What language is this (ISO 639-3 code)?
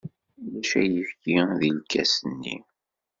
kab